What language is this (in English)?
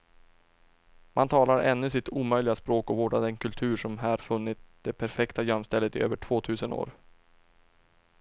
Swedish